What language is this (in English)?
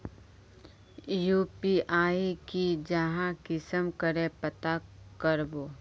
Magahi